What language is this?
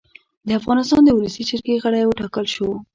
Pashto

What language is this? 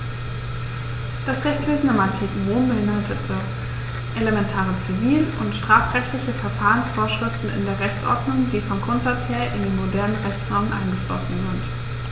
German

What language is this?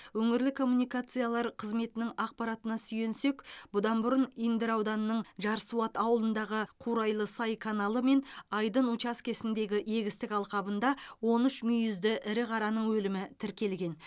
Kazakh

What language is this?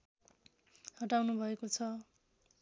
Nepali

